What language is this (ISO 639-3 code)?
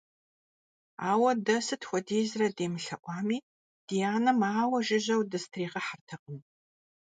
kbd